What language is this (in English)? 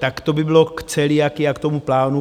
Czech